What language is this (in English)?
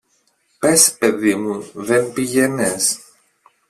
Greek